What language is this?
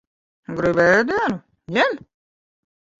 Latvian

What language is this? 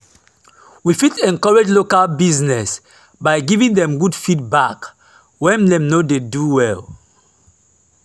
Nigerian Pidgin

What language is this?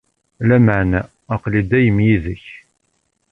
Kabyle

